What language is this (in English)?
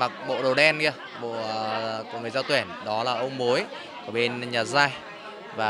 Vietnamese